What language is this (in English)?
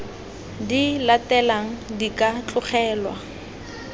Tswana